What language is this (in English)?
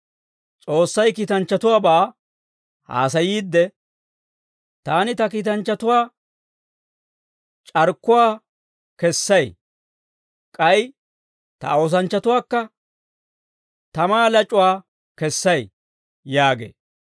Dawro